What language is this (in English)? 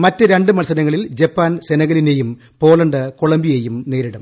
Malayalam